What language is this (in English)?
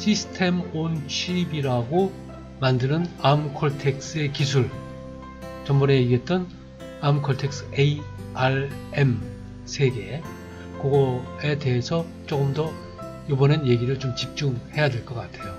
Korean